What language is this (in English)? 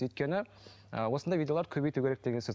Kazakh